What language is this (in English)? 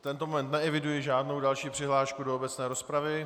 Czech